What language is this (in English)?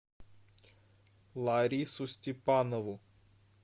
Russian